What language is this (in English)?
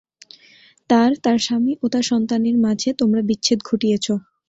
Bangla